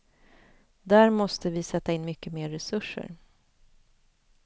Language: Swedish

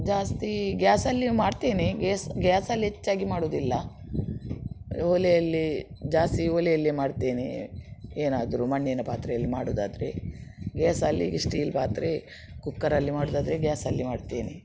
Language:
Kannada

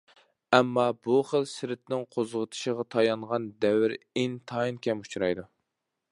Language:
Uyghur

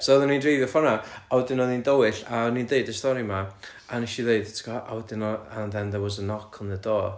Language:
Welsh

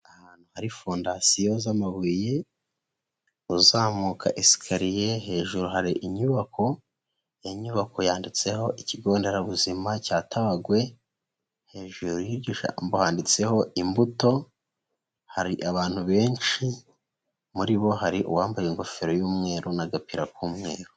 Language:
Kinyarwanda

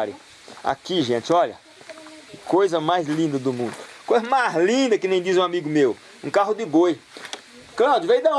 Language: Portuguese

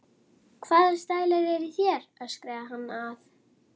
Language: Icelandic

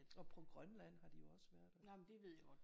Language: Danish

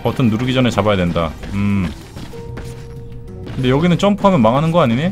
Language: Korean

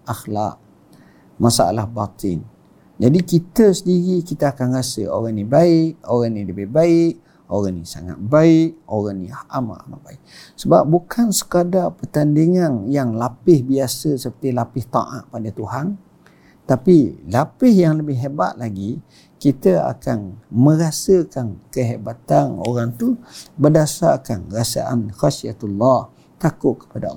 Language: Malay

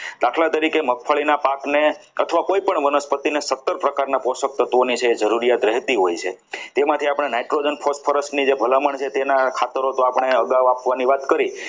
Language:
Gujarati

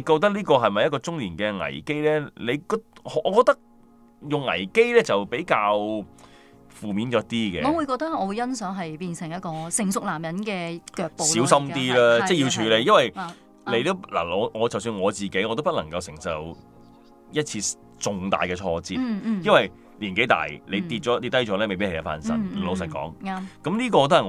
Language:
Chinese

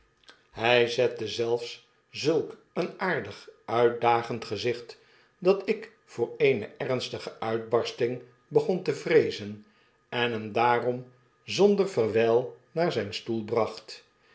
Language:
Dutch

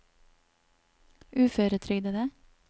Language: Norwegian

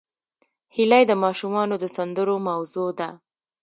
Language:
Pashto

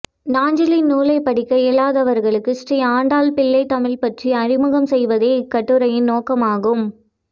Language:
Tamil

